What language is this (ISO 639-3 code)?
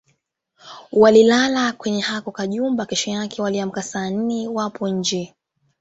swa